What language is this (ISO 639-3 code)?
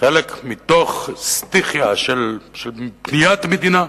heb